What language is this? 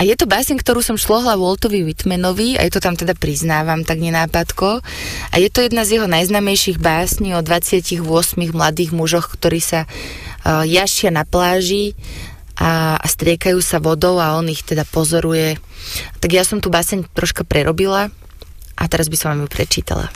Slovak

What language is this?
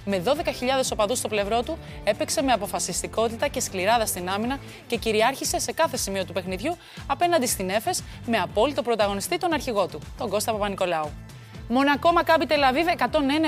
Greek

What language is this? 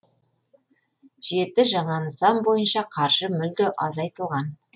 Kazakh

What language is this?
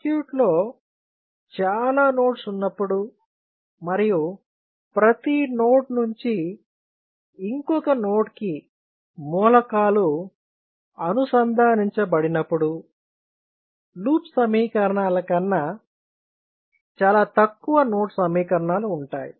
Telugu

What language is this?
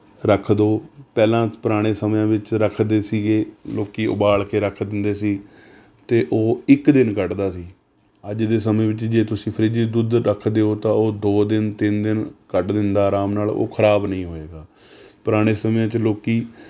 Punjabi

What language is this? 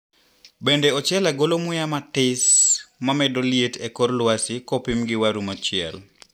Luo (Kenya and Tanzania)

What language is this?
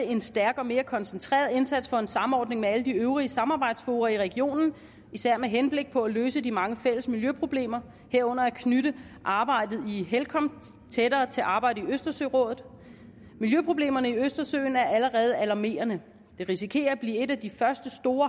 Danish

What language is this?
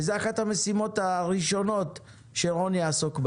Hebrew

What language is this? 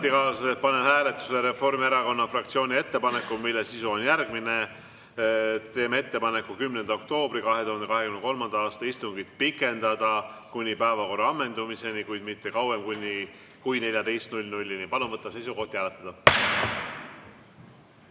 Estonian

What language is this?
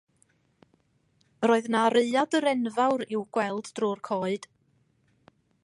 Welsh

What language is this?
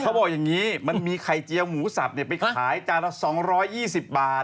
Thai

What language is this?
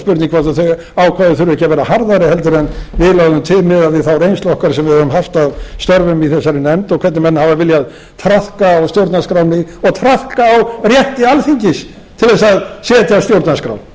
Icelandic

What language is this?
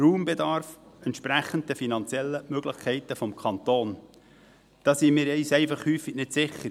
Swiss German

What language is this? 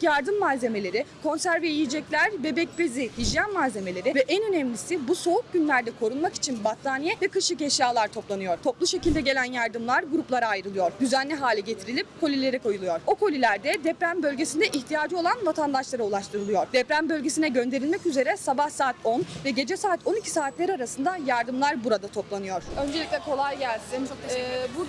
Turkish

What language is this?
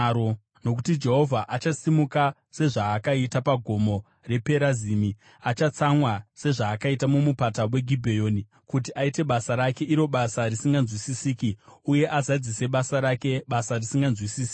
Shona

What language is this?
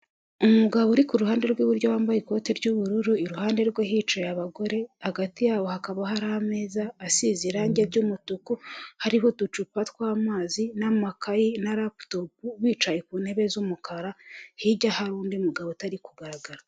Kinyarwanda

